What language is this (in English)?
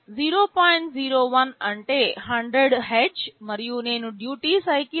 Telugu